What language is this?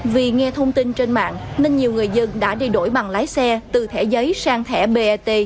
Vietnamese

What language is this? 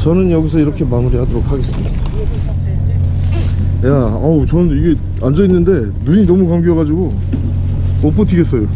Korean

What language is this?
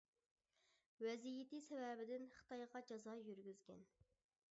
Uyghur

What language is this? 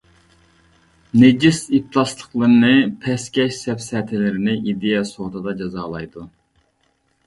Uyghur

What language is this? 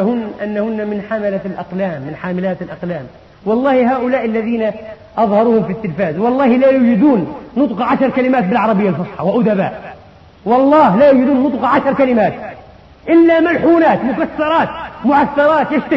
Arabic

